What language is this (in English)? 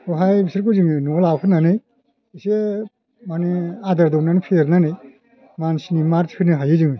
Bodo